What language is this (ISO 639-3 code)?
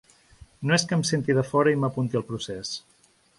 cat